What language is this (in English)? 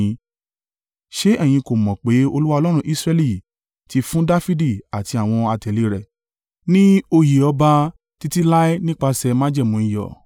Yoruba